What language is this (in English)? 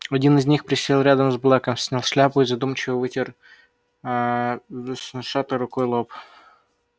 Russian